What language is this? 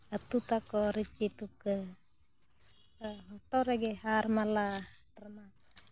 Santali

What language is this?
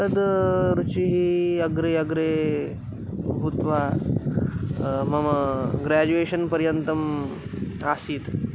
Sanskrit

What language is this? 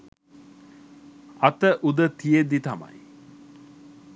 Sinhala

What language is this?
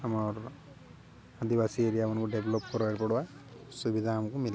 Odia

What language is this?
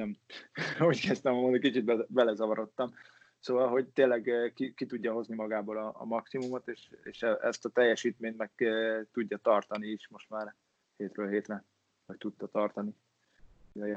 Hungarian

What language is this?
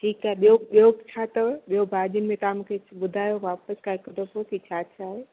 Sindhi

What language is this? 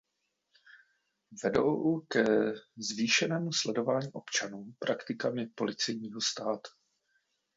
Czech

